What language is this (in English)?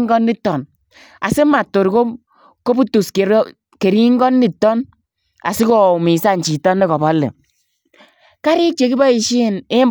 Kalenjin